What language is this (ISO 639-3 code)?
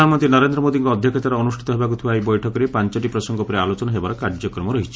ori